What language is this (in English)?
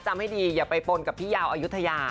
Thai